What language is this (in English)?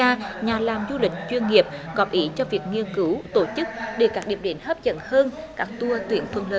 Vietnamese